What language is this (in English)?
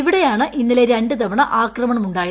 Malayalam